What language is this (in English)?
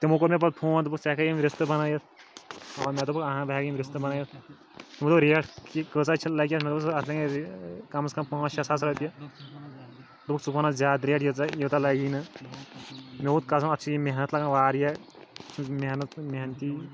Kashmiri